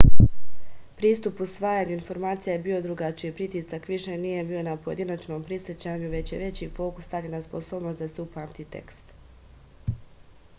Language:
Serbian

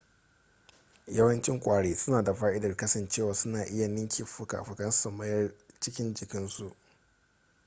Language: Hausa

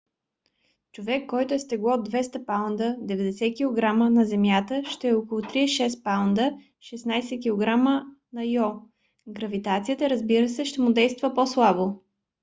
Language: Bulgarian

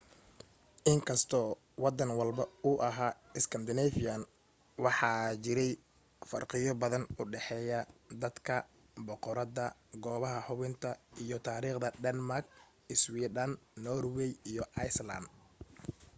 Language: Somali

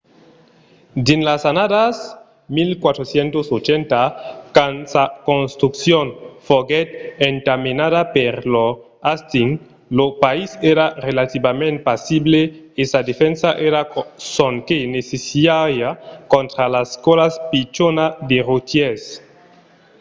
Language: Occitan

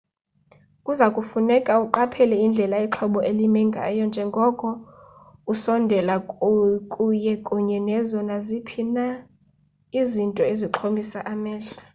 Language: Xhosa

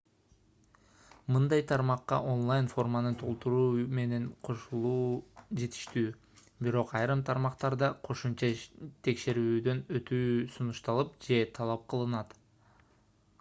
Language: Kyrgyz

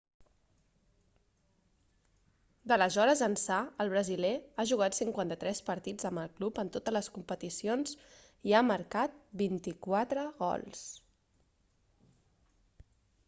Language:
Catalan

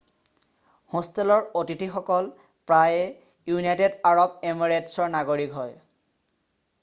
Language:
Assamese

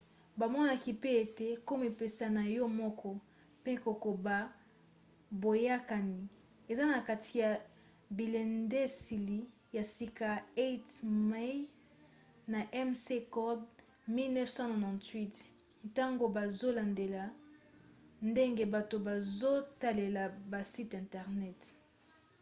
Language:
Lingala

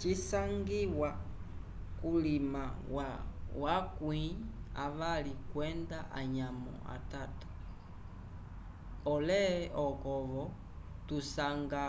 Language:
Umbundu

